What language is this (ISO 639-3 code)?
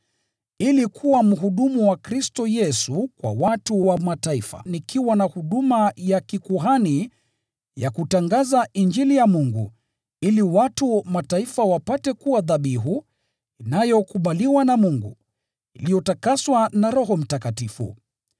swa